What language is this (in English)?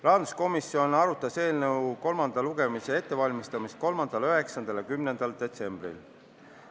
Estonian